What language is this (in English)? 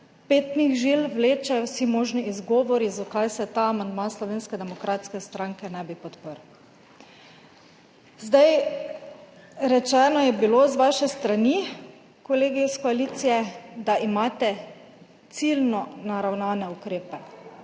Slovenian